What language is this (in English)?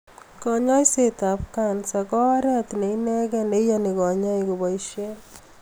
Kalenjin